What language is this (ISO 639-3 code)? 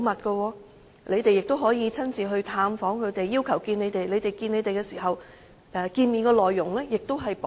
yue